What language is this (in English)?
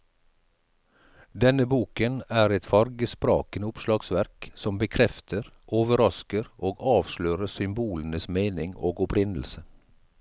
Norwegian